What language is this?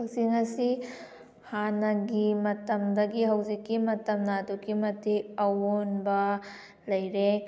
Manipuri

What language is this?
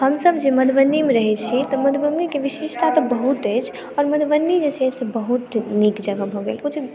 Maithili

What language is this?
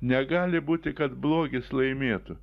Lithuanian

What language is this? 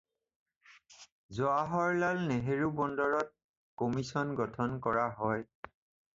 Assamese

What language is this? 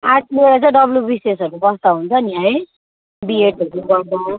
Nepali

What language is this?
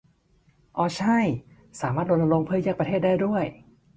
Thai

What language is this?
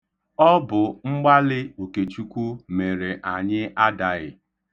Igbo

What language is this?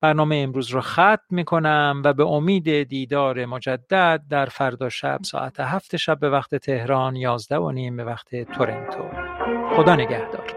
Persian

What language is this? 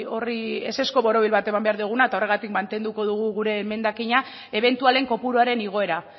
Basque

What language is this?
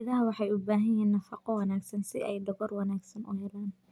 Somali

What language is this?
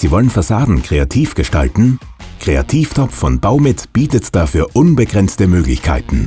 German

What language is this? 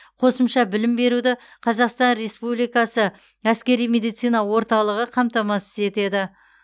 Kazakh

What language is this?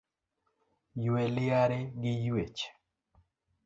Luo (Kenya and Tanzania)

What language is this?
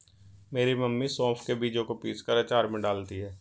Hindi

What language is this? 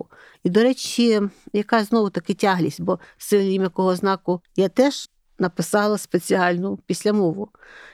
Ukrainian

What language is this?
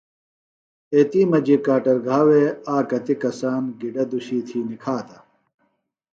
Phalura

